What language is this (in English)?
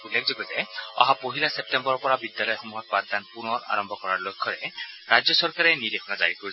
Assamese